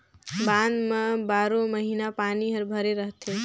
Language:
Chhattisgarhi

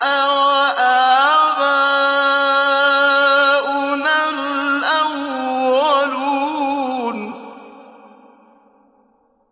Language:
Arabic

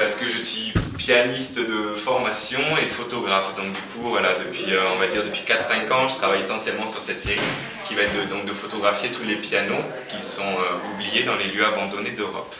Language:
French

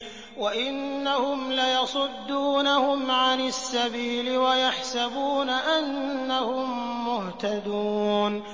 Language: Arabic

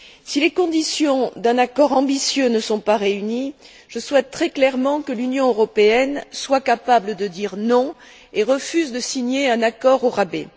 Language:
French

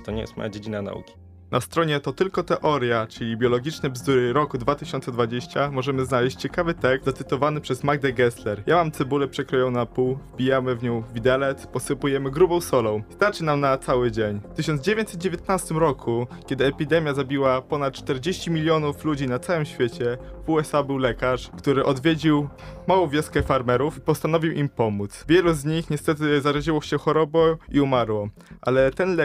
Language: Polish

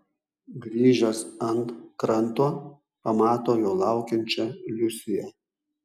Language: Lithuanian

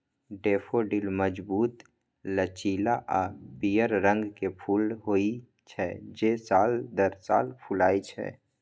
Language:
Maithili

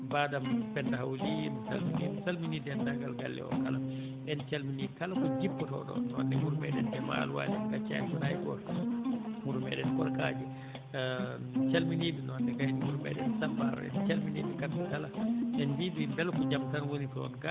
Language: Fula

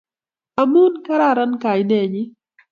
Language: Kalenjin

